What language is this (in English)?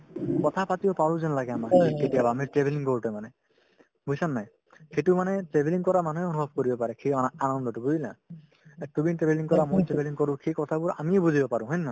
Assamese